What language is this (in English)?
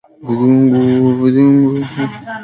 Swahili